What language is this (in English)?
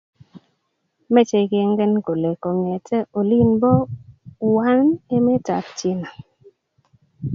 Kalenjin